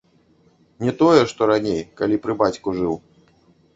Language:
Belarusian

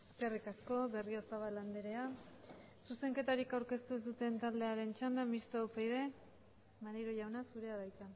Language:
Basque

